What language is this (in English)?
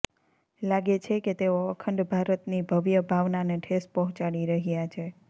Gujarati